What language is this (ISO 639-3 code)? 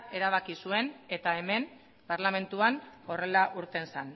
eus